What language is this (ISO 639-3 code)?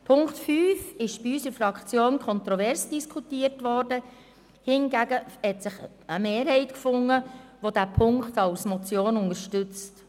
gsw